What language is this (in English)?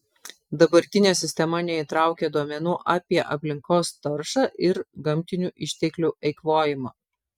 Lithuanian